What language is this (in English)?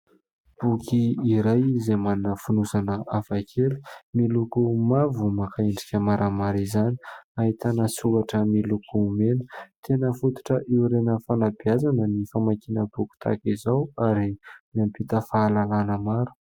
Malagasy